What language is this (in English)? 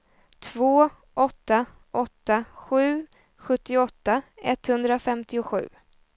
Swedish